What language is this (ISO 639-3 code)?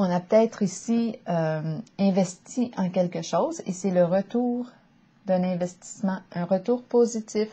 fra